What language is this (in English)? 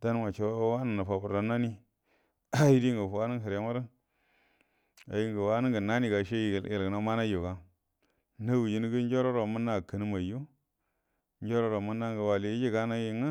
Buduma